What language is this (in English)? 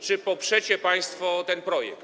Polish